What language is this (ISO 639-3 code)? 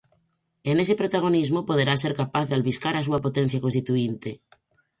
glg